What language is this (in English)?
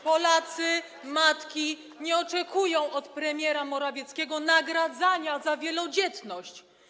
Polish